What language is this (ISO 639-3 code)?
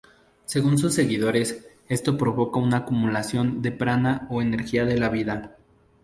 spa